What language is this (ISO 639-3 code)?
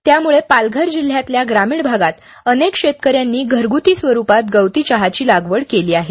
mar